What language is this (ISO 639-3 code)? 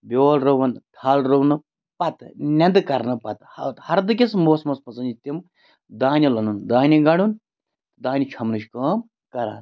kas